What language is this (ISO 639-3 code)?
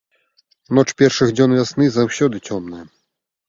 bel